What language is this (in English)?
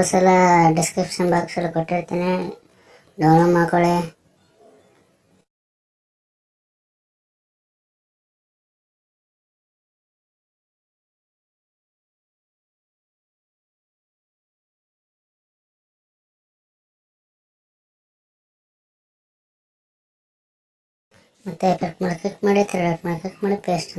Turkish